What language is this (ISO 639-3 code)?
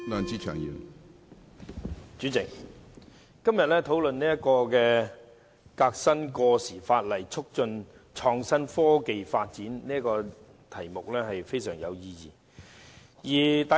yue